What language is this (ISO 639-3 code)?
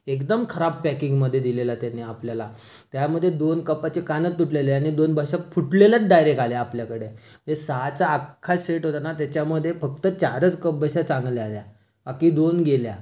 mar